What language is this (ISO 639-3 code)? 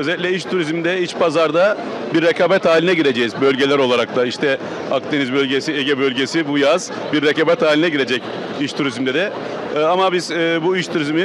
tur